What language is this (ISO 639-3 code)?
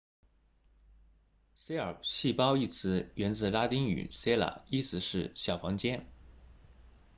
zho